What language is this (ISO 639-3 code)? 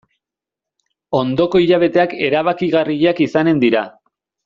eus